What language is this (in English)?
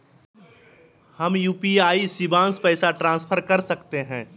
Magahi